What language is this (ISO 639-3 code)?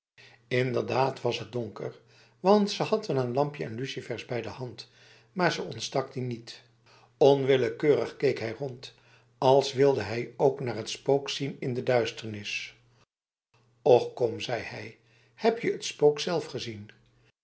nld